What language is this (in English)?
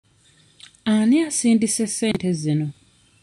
Ganda